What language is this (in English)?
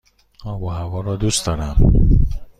Persian